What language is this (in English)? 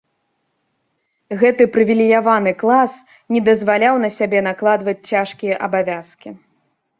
Belarusian